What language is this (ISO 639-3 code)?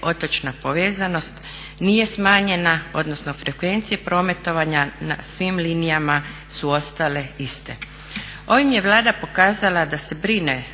hrv